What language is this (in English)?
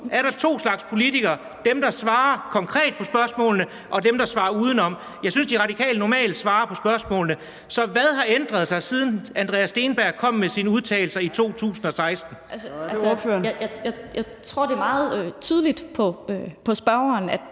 Danish